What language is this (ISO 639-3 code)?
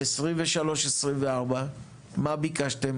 heb